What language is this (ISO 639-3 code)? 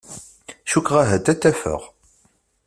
kab